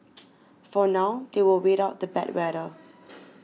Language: English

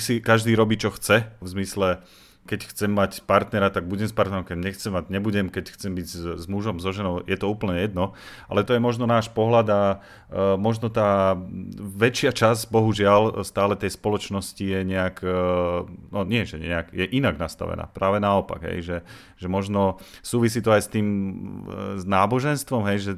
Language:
Slovak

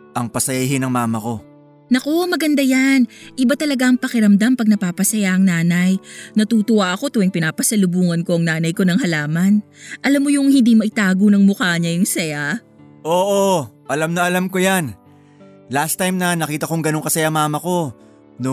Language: Filipino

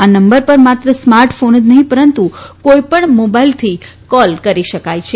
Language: Gujarati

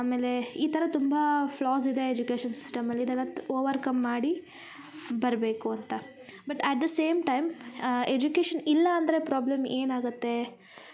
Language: Kannada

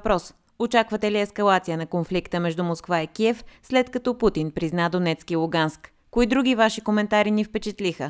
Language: Bulgarian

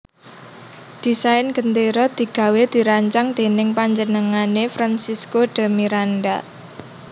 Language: Javanese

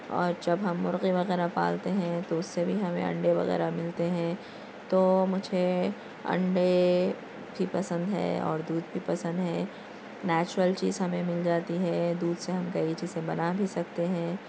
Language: Urdu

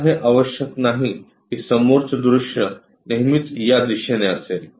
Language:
Marathi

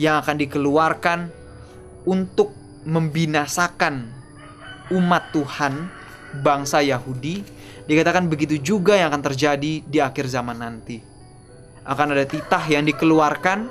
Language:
Indonesian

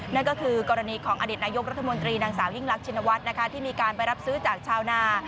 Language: Thai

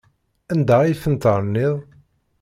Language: Kabyle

